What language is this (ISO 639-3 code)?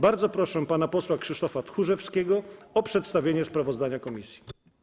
pol